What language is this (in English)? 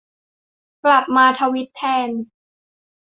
Thai